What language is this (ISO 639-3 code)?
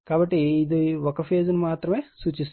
tel